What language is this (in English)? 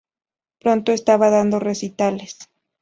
Spanish